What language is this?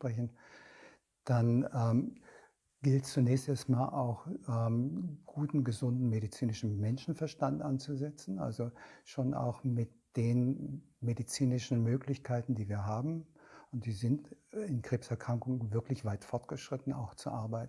German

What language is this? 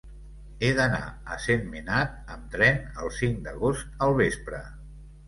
Catalan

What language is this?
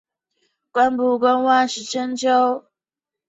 Chinese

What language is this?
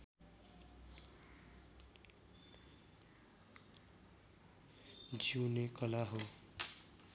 Nepali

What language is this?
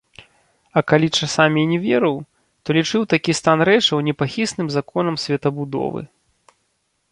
Belarusian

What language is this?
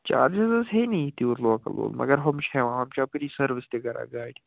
Kashmiri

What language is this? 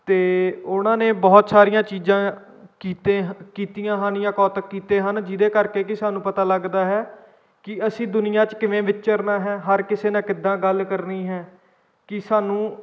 Punjabi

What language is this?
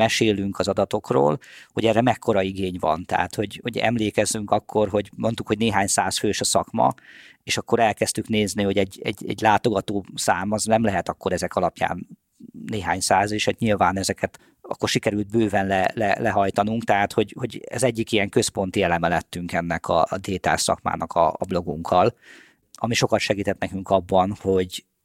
Hungarian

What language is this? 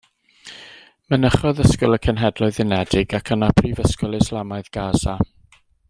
Welsh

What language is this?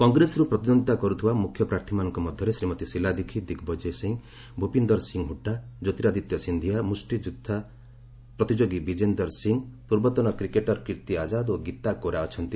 Odia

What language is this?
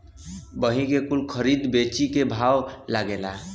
Bhojpuri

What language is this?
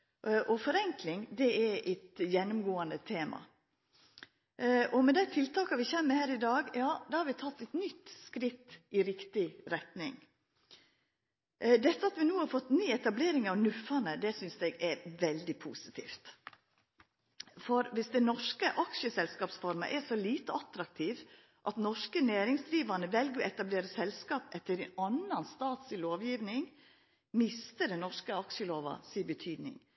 Norwegian Nynorsk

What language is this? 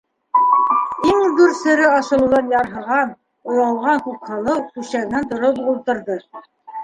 Bashkir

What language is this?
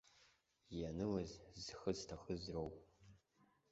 Abkhazian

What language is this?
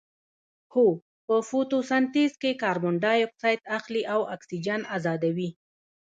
Pashto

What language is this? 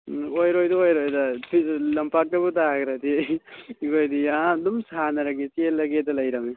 Manipuri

